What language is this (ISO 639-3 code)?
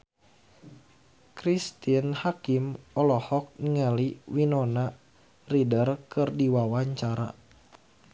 sun